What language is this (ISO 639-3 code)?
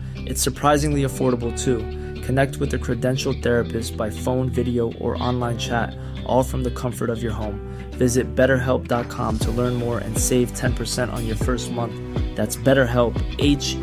swe